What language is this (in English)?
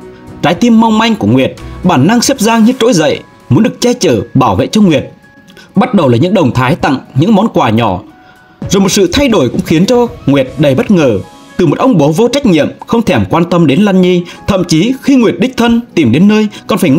Vietnamese